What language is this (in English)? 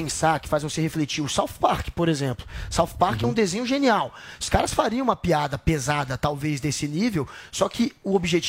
Portuguese